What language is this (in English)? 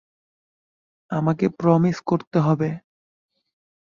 Bangla